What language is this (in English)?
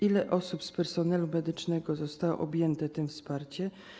Polish